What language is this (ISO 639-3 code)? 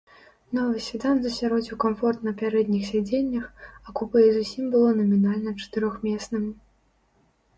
bel